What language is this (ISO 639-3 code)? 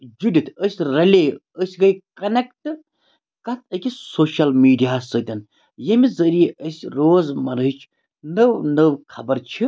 kas